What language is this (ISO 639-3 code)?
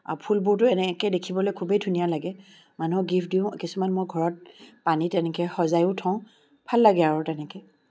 asm